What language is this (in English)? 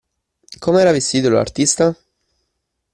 Italian